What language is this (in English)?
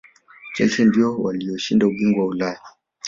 Swahili